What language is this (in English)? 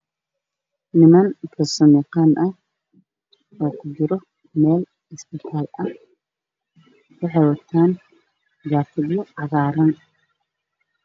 Somali